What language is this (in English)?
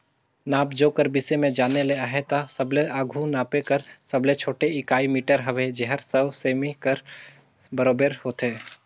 Chhattisgarhi